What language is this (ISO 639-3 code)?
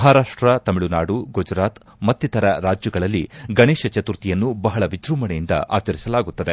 kan